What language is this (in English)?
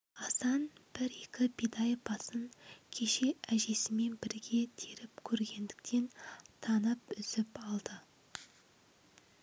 Kazakh